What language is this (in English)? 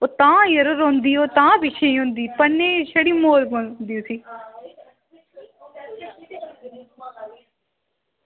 Dogri